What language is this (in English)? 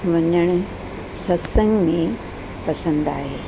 Sindhi